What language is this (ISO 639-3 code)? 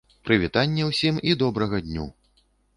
bel